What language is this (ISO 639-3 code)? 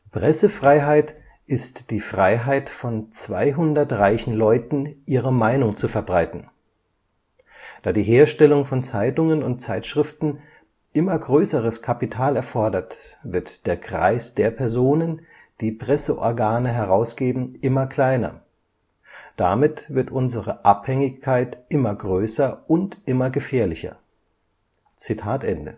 deu